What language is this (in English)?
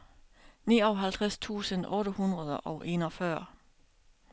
Danish